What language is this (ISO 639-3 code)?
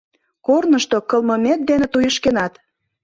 chm